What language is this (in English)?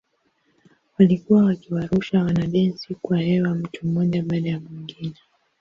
Swahili